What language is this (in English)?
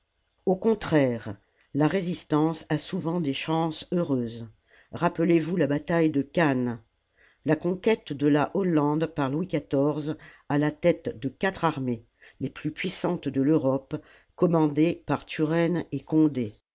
French